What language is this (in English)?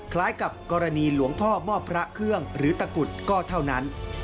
Thai